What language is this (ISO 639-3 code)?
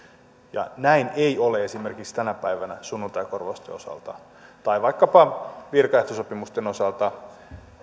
fin